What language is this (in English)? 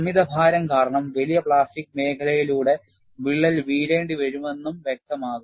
Malayalam